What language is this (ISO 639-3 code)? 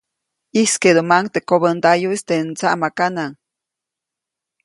zoc